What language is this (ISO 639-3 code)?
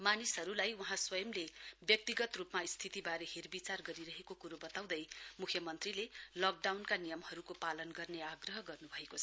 nep